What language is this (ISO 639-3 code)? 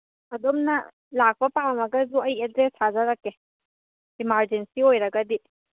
mni